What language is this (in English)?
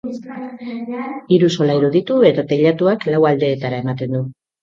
Basque